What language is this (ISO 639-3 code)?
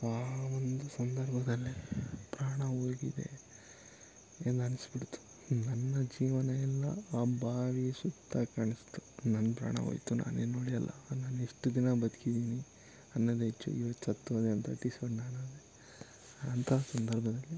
kan